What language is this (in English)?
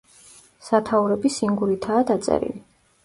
Georgian